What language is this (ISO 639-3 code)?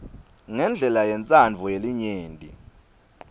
ssw